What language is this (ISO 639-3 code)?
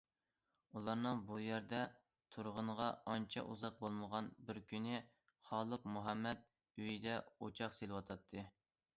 uig